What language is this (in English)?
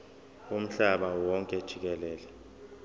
Zulu